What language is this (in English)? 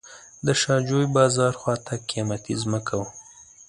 Pashto